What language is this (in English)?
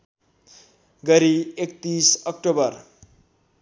Nepali